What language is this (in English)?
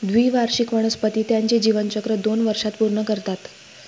Marathi